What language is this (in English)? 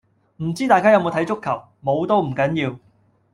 Cantonese